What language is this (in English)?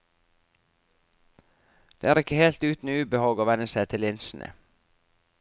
Norwegian